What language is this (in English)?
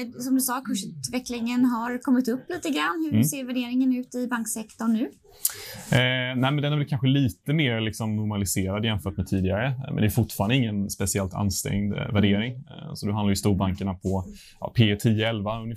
Swedish